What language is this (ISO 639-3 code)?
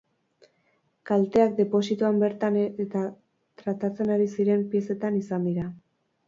eus